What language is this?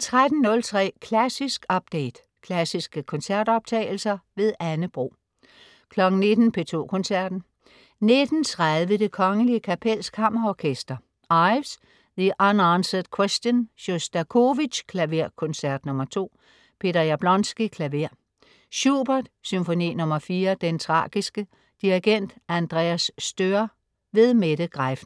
Danish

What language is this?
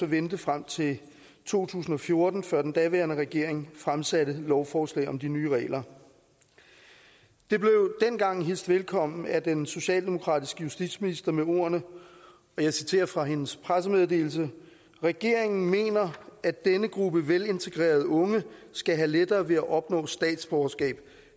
Danish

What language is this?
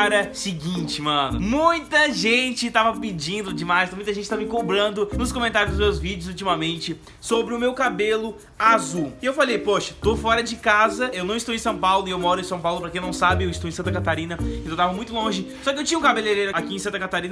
Portuguese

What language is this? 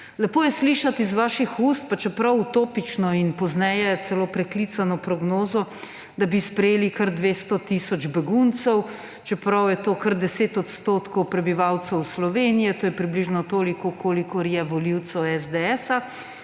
Slovenian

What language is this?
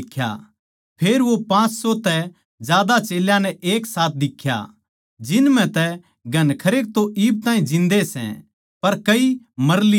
Haryanvi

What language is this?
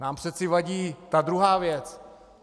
Czech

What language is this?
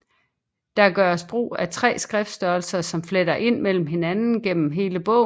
Danish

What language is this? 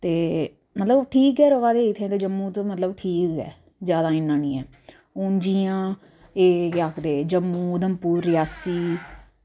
Dogri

